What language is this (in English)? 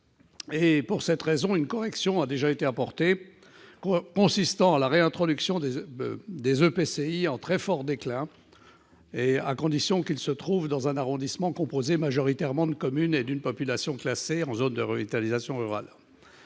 French